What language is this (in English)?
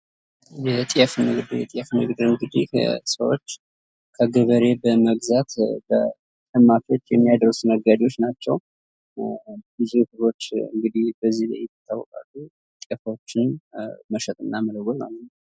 Amharic